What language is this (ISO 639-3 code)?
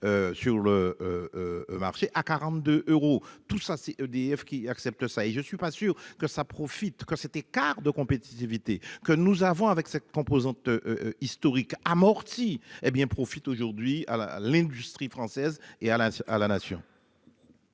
fra